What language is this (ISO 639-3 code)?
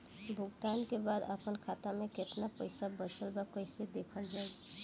bho